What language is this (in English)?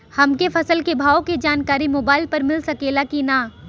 Bhojpuri